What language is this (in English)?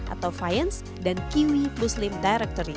Indonesian